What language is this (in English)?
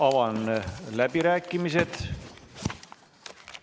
Estonian